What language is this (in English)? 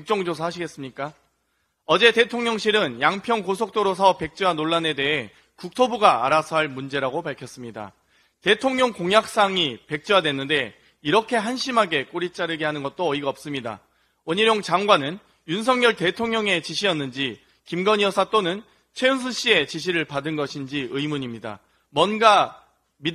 Korean